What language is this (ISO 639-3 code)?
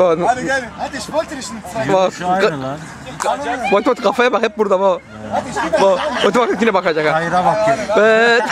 tur